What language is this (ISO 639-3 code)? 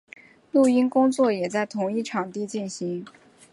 zho